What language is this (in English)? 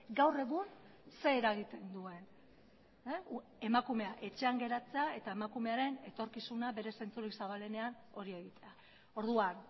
Basque